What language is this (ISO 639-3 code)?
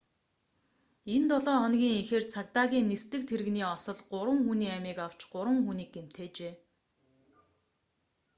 mon